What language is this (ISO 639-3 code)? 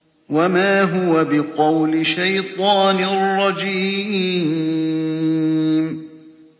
ara